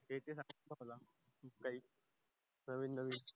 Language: Marathi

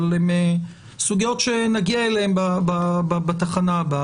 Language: Hebrew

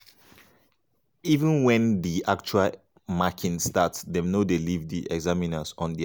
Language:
Nigerian Pidgin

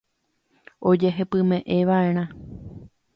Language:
Guarani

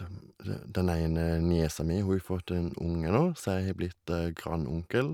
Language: Norwegian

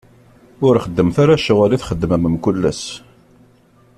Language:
Kabyle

